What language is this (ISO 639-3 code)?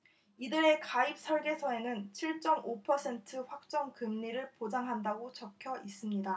kor